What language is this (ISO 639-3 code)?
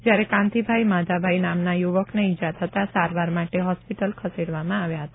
guj